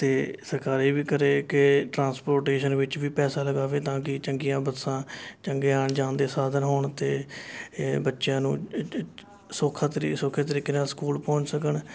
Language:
Punjabi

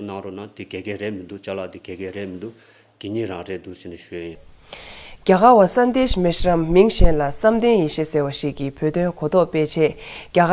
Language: Korean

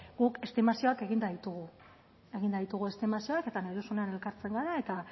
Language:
Basque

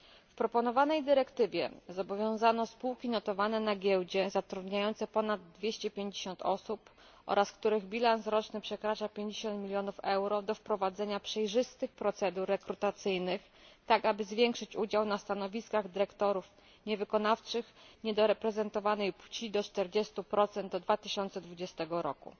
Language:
Polish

